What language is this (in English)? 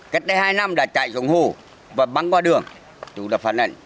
Vietnamese